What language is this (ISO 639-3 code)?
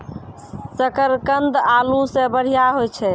mai